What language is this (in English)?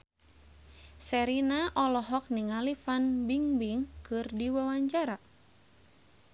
Sundanese